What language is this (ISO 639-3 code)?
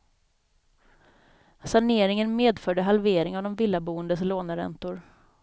swe